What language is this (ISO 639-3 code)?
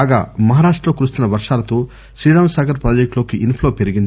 tel